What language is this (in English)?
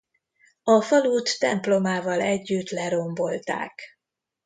Hungarian